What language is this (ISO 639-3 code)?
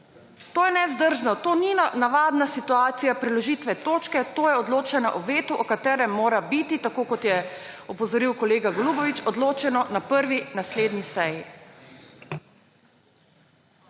slv